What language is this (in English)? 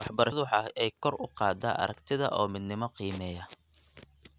Somali